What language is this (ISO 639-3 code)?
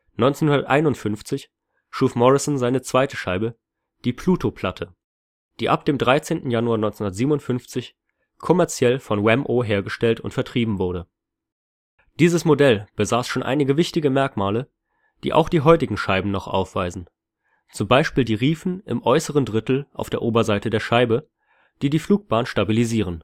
deu